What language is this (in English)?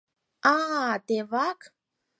Mari